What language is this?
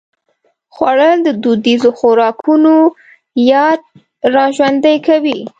Pashto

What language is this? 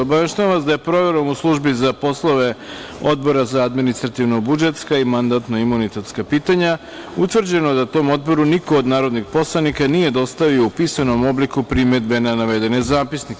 Serbian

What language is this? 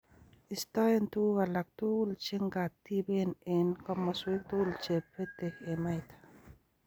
Kalenjin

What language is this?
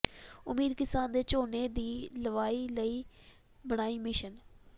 Punjabi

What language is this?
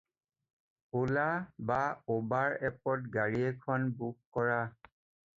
Assamese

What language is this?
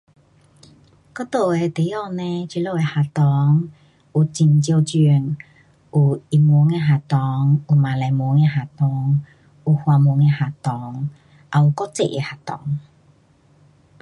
Pu-Xian Chinese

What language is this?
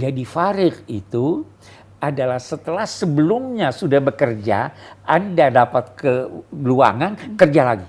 Indonesian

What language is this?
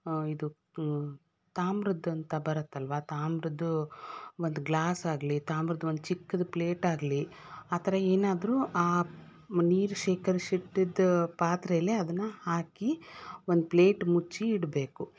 Kannada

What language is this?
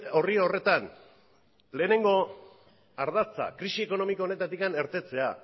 Basque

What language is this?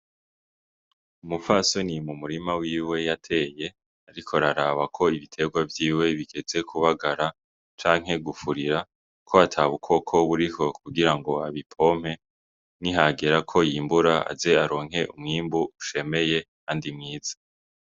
Rundi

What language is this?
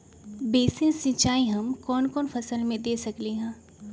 Magahi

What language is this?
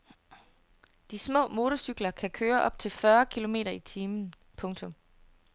Danish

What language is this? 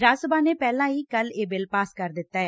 Punjabi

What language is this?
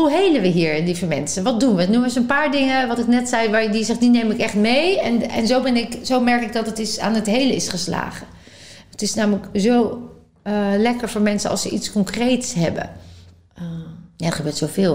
Dutch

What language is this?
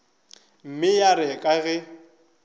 Northern Sotho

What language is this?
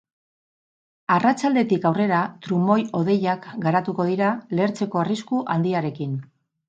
Basque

